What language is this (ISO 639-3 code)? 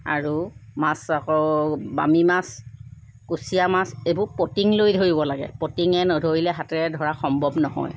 asm